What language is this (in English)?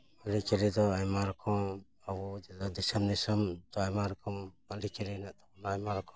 Santali